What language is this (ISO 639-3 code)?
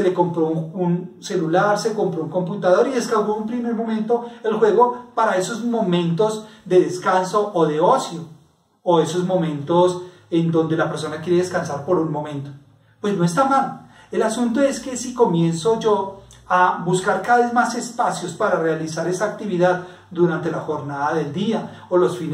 spa